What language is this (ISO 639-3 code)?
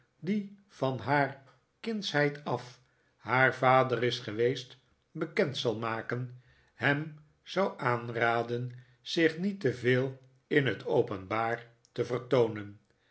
nld